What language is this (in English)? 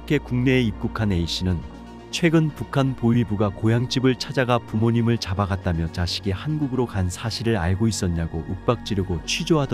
Korean